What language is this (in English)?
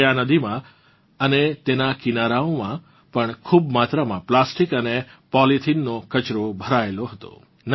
Gujarati